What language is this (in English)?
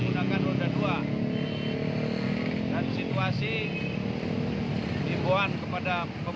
Indonesian